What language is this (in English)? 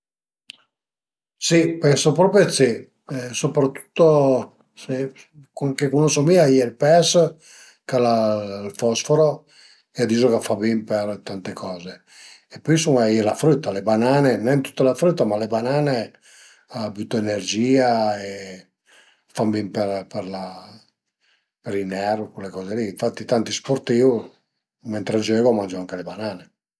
Piedmontese